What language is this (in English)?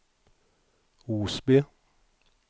Swedish